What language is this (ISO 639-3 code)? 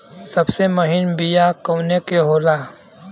bho